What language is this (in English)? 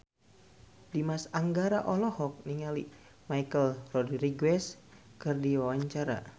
Sundanese